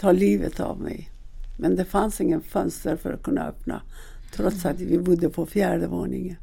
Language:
Swedish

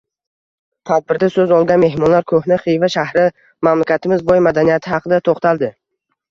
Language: Uzbek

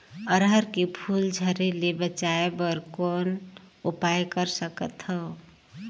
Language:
Chhattisgarhi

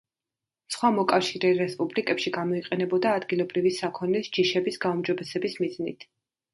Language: Georgian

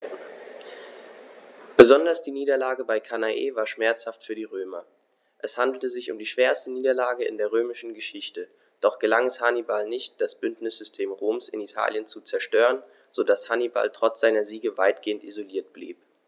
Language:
German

